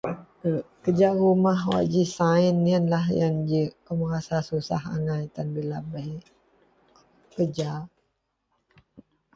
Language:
Central Melanau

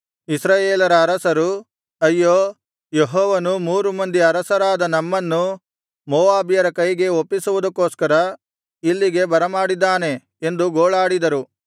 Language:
Kannada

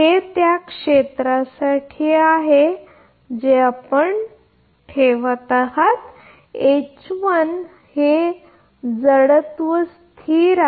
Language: Marathi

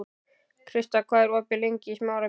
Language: Icelandic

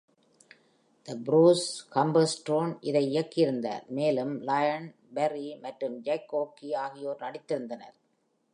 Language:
Tamil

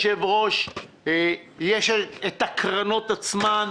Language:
Hebrew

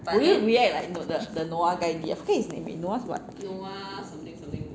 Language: English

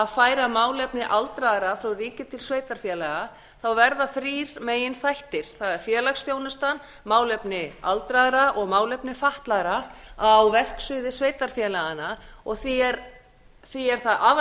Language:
Icelandic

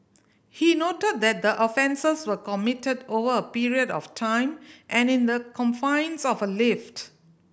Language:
English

